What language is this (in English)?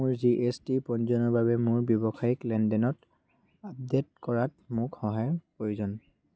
Assamese